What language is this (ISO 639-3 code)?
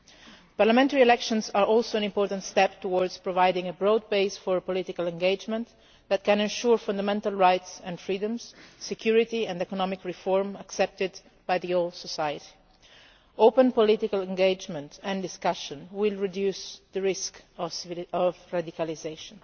eng